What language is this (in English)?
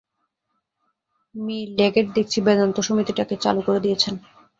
Bangla